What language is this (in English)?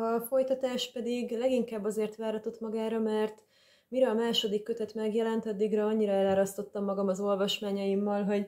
Hungarian